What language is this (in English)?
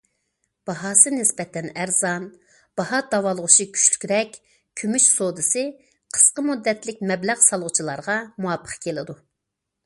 Uyghur